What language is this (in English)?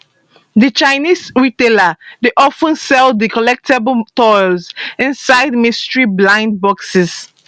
Nigerian Pidgin